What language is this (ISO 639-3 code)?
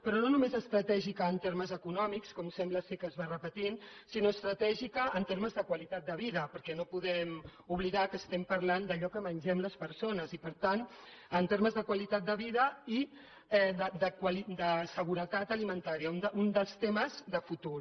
cat